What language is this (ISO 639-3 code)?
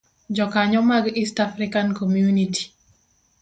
luo